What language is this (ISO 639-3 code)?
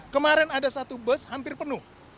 ind